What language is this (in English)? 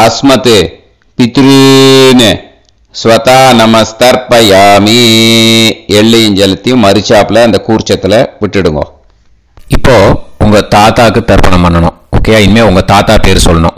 Tamil